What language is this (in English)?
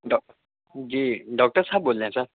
Urdu